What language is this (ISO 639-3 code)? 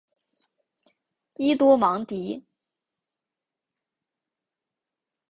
zho